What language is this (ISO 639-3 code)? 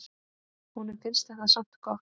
isl